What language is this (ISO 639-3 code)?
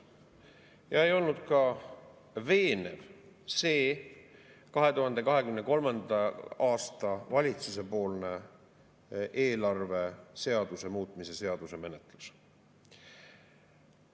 est